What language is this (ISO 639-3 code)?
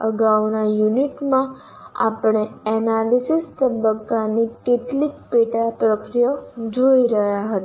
guj